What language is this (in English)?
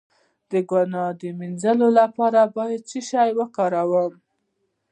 Pashto